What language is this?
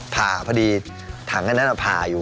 Thai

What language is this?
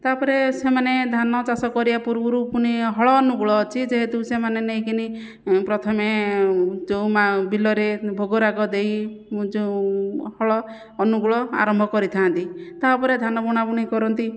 Odia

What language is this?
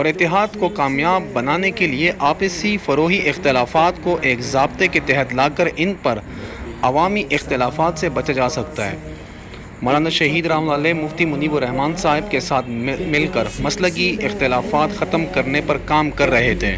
Urdu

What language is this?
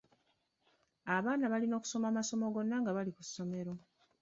Ganda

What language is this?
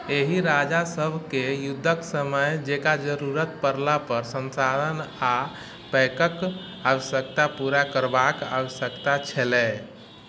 Maithili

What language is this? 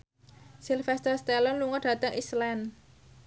Javanese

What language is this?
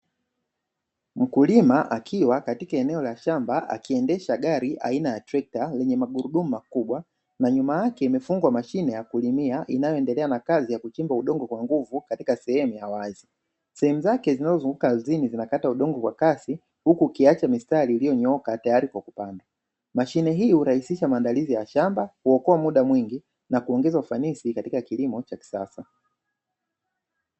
Swahili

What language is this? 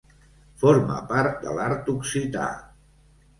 Catalan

